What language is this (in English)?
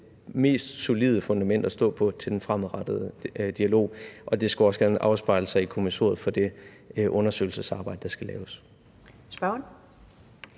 Danish